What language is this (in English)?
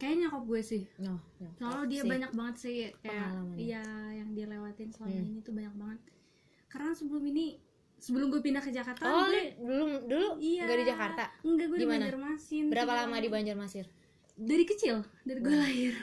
Indonesian